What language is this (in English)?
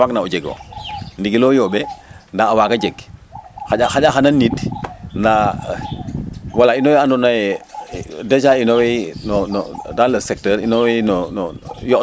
Serer